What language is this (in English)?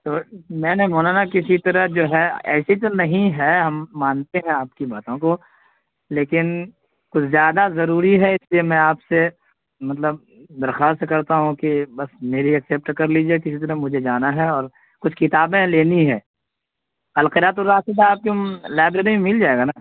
Urdu